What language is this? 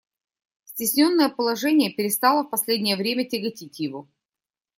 Russian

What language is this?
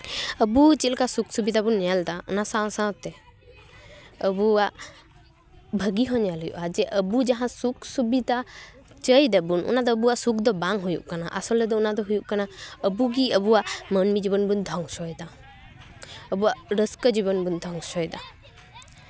Santali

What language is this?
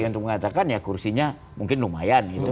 Indonesian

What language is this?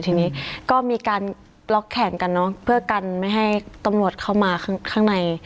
Thai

